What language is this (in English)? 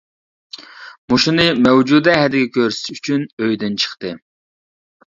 Uyghur